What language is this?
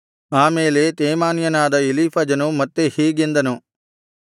Kannada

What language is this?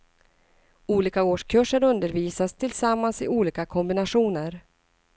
Swedish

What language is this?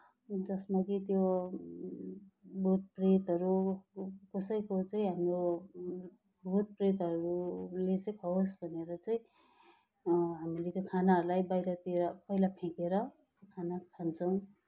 Nepali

